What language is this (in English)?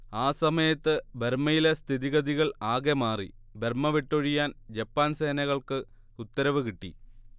Malayalam